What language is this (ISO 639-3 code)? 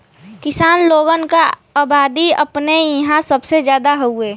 bho